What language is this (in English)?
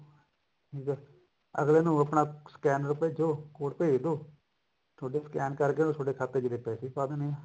Punjabi